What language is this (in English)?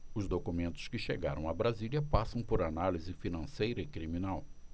Portuguese